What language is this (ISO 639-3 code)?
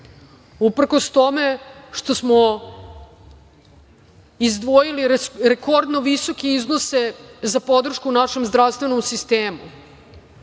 srp